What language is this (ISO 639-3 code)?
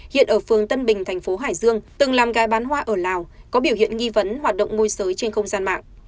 vie